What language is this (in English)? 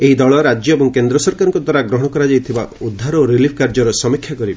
Odia